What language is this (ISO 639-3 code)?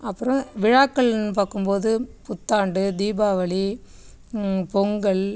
tam